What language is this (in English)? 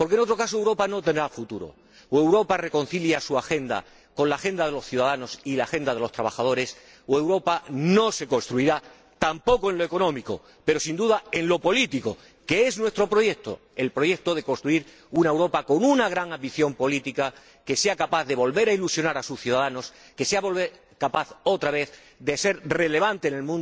Spanish